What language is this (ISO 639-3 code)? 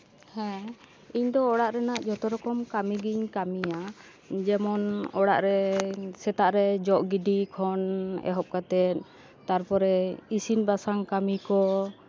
sat